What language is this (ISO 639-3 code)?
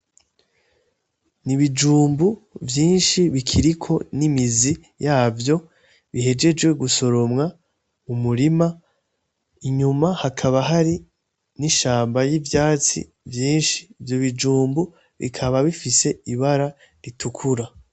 run